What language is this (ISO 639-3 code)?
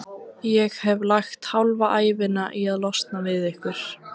isl